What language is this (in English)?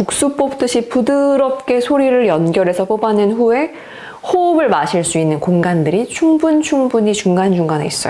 Korean